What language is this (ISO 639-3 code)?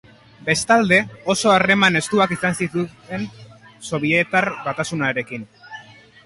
eus